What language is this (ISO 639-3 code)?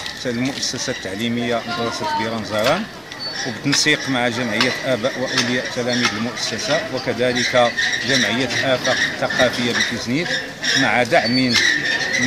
ara